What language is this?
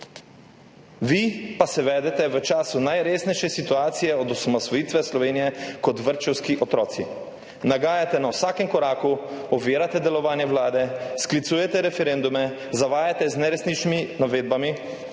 Slovenian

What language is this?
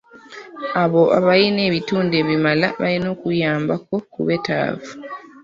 Ganda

